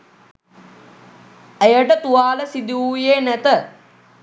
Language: Sinhala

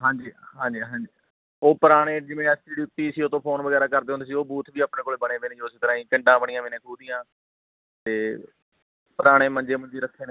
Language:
Punjabi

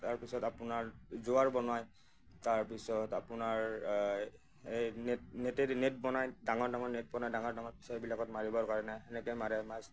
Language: Assamese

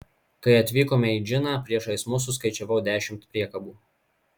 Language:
Lithuanian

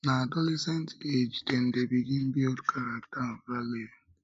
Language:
Nigerian Pidgin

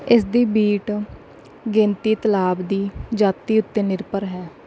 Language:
Punjabi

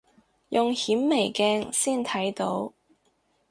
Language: Cantonese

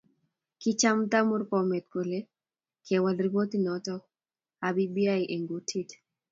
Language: Kalenjin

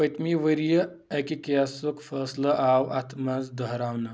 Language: Kashmiri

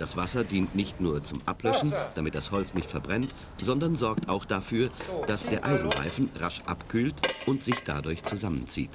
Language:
German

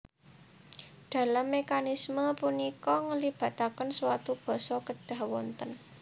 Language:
Javanese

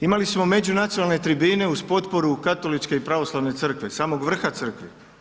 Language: Croatian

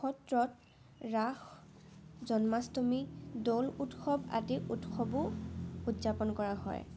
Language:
Assamese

